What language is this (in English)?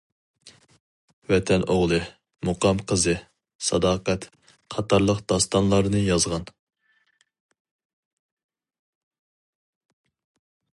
Uyghur